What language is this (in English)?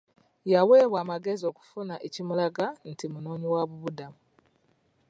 Ganda